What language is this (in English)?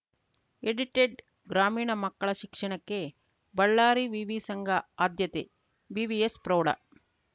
Kannada